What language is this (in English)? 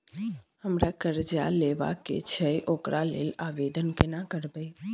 Maithili